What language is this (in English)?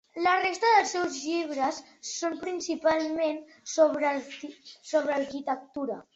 Catalan